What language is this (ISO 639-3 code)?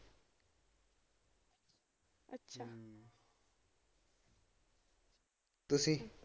pan